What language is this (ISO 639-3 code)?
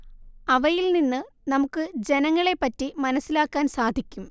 mal